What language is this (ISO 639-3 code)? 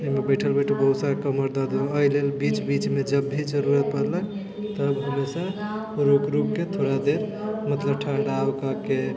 mai